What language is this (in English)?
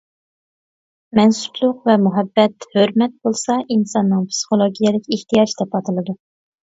Uyghur